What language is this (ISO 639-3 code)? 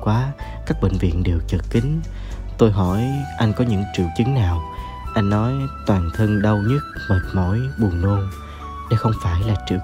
vie